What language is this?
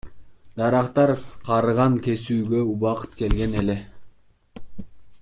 Kyrgyz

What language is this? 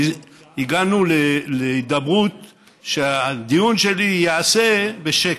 Hebrew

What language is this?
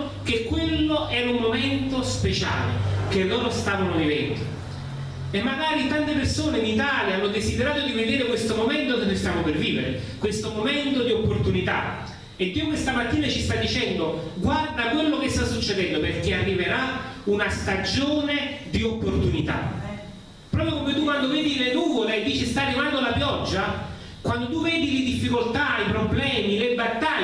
Italian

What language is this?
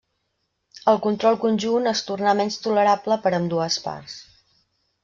Catalan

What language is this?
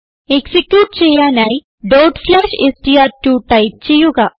Malayalam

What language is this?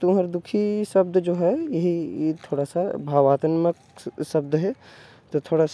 Korwa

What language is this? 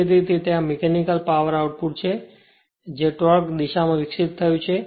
Gujarati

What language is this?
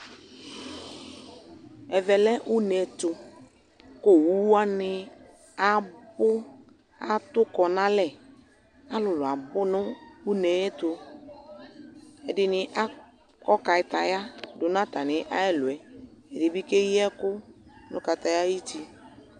Ikposo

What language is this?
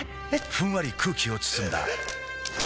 Japanese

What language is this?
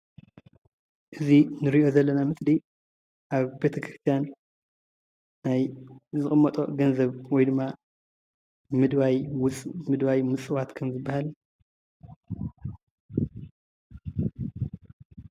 Tigrinya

